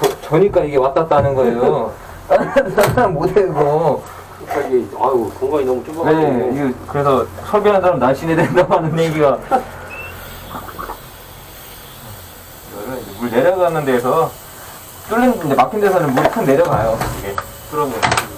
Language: Korean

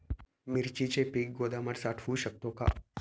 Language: Marathi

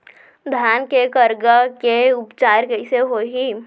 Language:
Chhattisgarhi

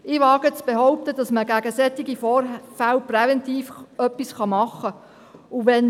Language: Swiss German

